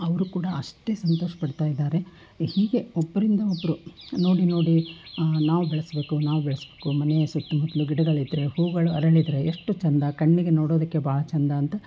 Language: Kannada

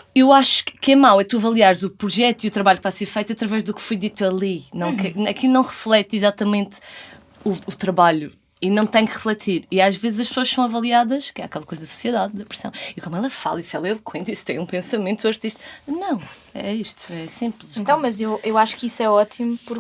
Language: Portuguese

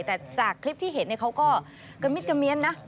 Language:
Thai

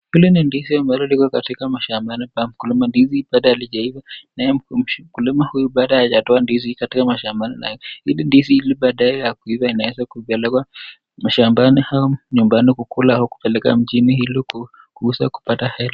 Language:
Swahili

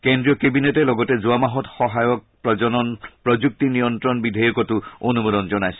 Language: Assamese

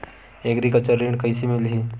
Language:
Chhattisgarhi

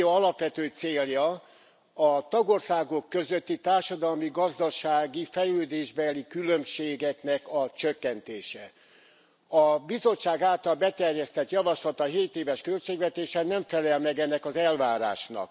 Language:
Hungarian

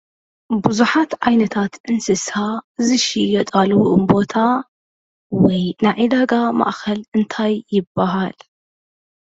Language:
Tigrinya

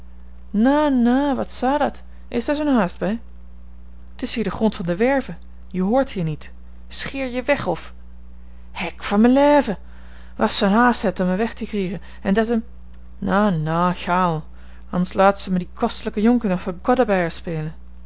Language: Dutch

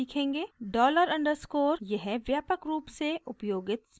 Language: Hindi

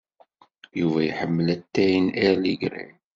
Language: Kabyle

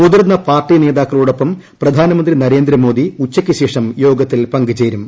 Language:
Malayalam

